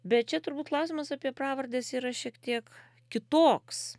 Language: Lithuanian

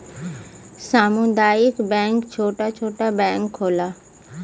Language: Bhojpuri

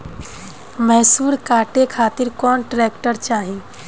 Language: Bhojpuri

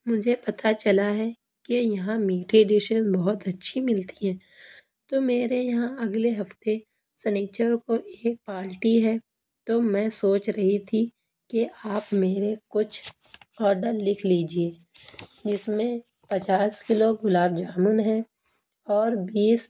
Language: Urdu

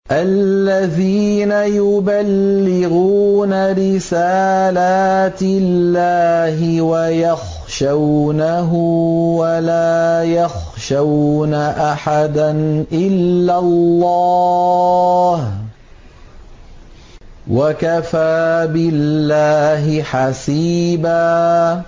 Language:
Arabic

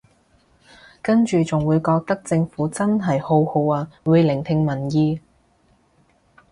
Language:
Cantonese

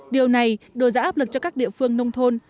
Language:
Vietnamese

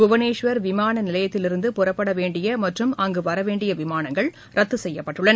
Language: Tamil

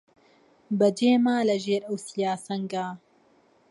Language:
Central Kurdish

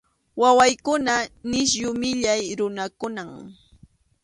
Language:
Arequipa-La Unión Quechua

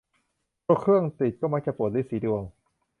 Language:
Thai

